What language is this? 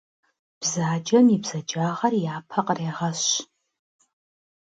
Kabardian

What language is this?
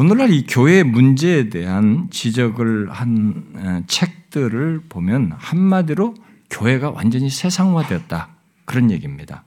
Korean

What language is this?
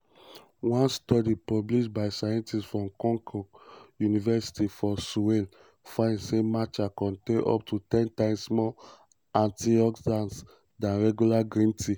Nigerian Pidgin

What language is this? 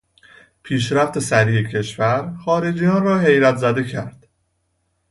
Persian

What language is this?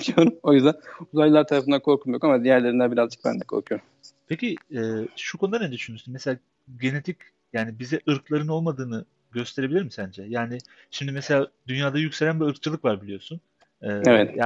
Turkish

